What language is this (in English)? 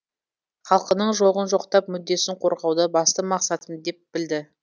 Kazakh